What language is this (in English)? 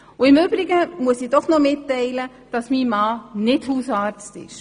Swiss German